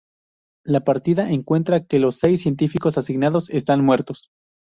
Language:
Spanish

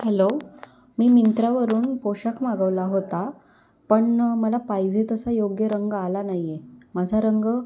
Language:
Marathi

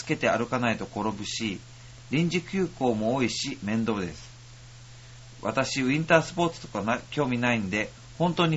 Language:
Japanese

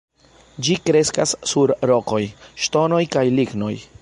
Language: Esperanto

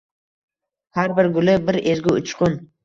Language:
Uzbek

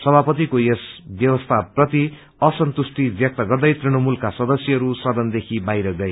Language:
Nepali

